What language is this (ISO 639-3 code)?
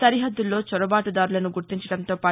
tel